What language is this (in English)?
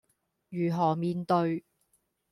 Cantonese